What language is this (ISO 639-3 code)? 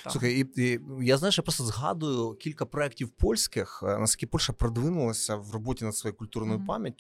ukr